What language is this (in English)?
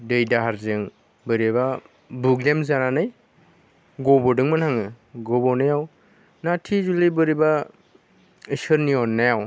Bodo